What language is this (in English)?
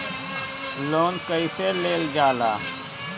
Bhojpuri